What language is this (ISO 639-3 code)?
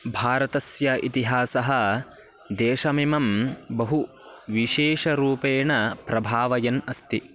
san